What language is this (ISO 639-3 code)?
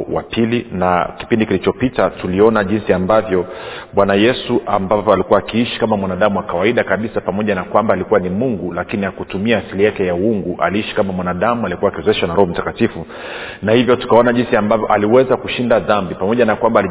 swa